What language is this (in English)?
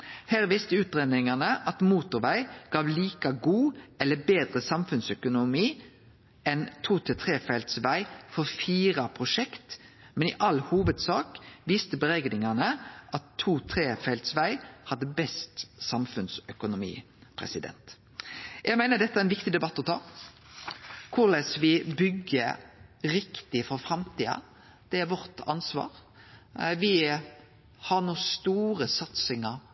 Norwegian Nynorsk